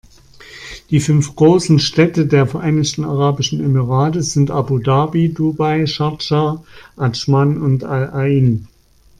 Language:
German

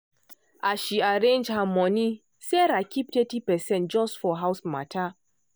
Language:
Nigerian Pidgin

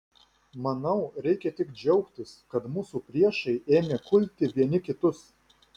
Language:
Lithuanian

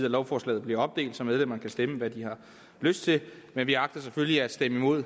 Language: Danish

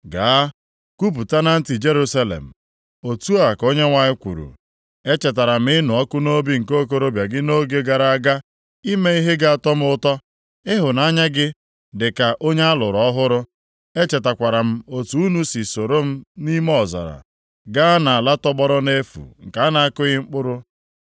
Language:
Igbo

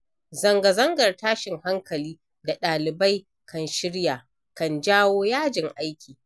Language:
Hausa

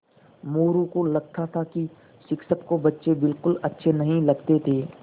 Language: Hindi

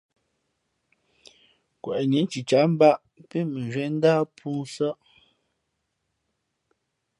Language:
Fe'fe'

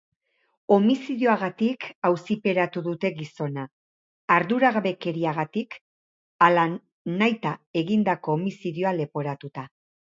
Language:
Basque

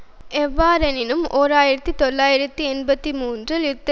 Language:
Tamil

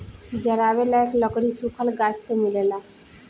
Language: Bhojpuri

